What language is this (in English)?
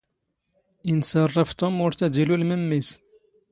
Standard Moroccan Tamazight